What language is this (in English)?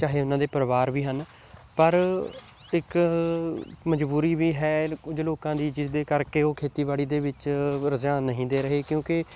Punjabi